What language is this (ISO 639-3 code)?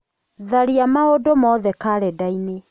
kik